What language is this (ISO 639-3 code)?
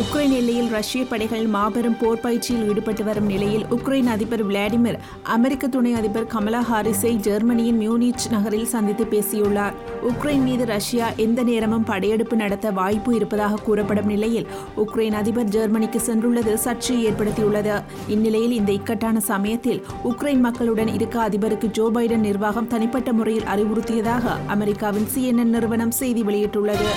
tam